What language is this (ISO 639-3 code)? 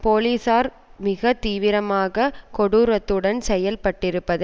tam